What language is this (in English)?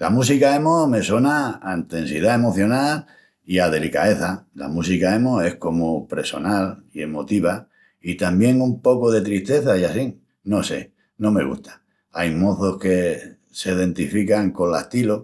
Extremaduran